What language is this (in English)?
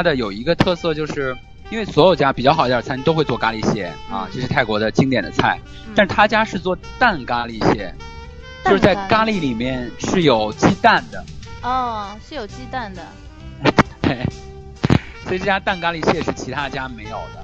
Chinese